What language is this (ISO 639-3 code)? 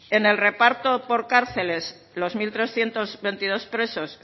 spa